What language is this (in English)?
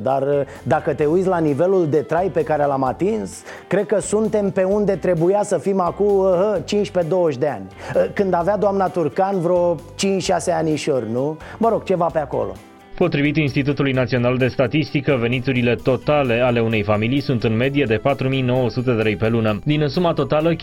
Romanian